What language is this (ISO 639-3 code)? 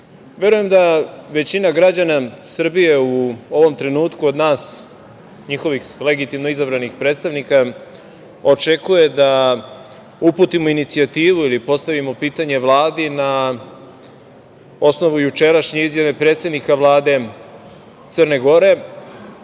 srp